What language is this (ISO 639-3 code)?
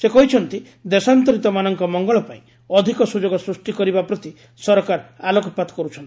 ori